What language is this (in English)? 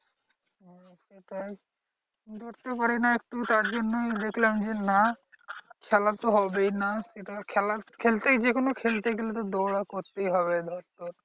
Bangla